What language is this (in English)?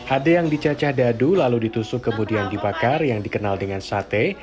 Indonesian